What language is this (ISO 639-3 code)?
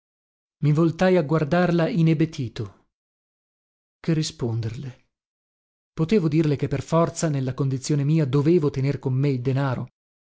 ita